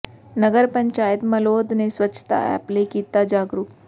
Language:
Punjabi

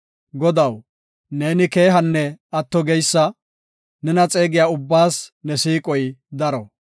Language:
Gofa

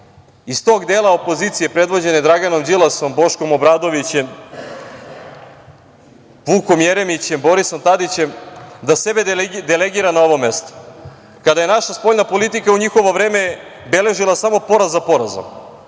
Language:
Serbian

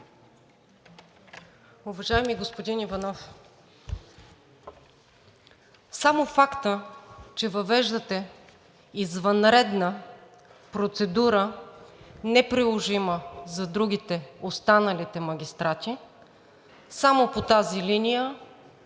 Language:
Bulgarian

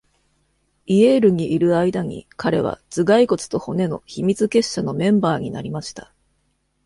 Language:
Japanese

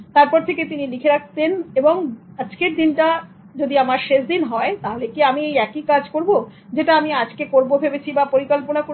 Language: Bangla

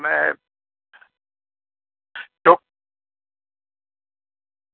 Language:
Gujarati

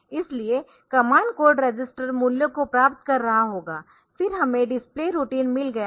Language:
Hindi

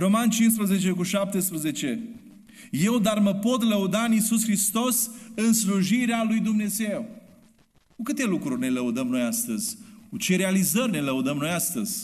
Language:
Romanian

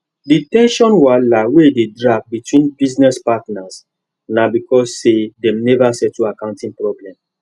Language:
Nigerian Pidgin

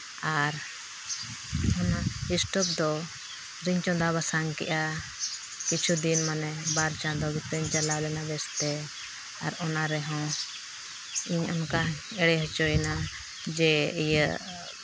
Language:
Santali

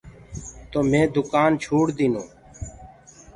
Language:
Gurgula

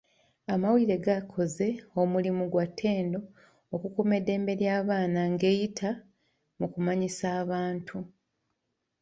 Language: Ganda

